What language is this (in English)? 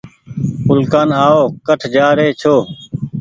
Goaria